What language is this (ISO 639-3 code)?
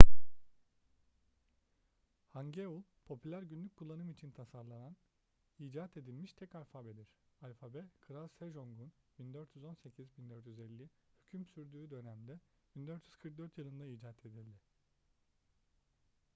tur